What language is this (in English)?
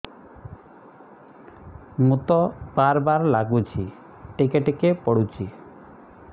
Odia